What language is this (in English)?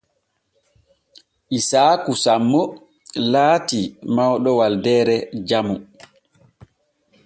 Borgu Fulfulde